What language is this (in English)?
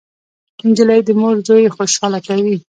Pashto